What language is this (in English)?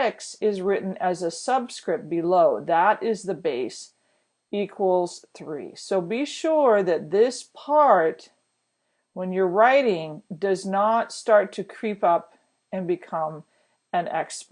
English